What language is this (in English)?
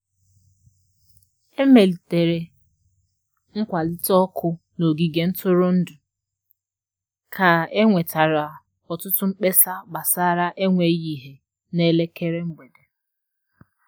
Igbo